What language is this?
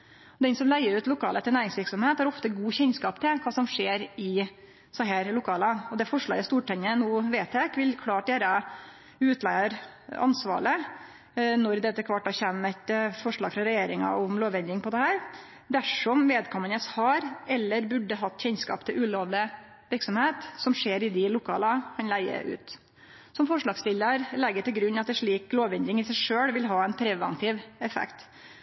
Norwegian Nynorsk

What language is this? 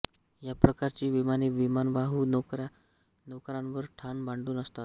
Marathi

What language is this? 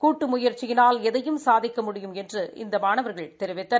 Tamil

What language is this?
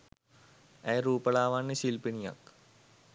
Sinhala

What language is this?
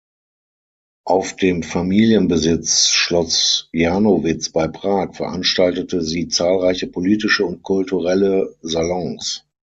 German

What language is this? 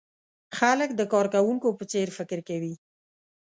Pashto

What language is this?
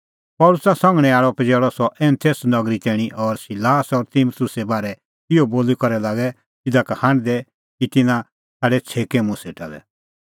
Kullu Pahari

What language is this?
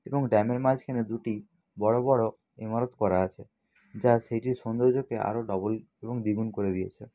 Bangla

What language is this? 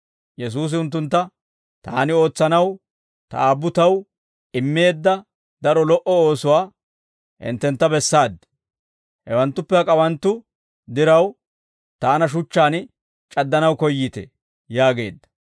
Dawro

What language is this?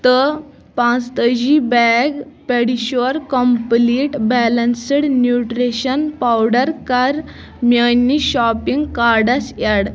Kashmiri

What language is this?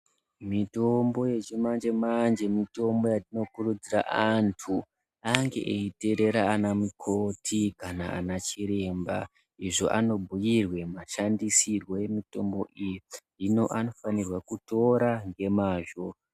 Ndau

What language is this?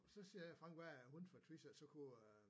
Danish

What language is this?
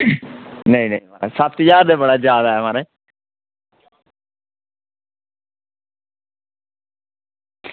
Dogri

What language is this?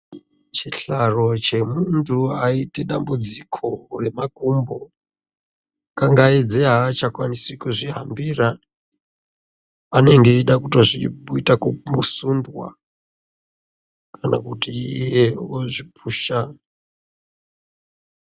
Ndau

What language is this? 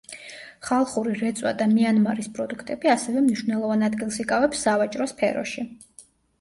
Georgian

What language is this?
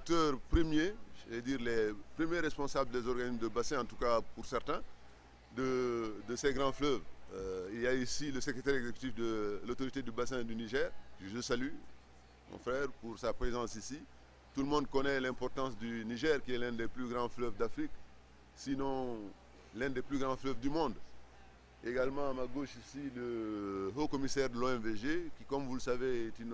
French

